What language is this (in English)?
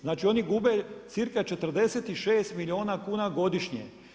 Croatian